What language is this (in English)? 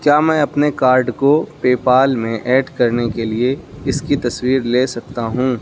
Urdu